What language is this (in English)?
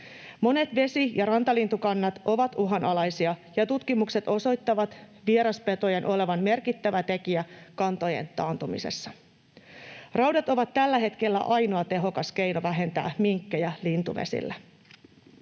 Finnish